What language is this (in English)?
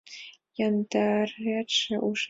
Mari